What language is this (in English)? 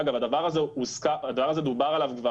Hebrew